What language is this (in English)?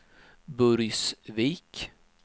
Swedish